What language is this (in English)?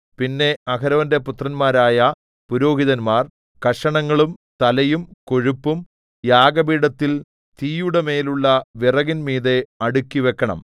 Malayalam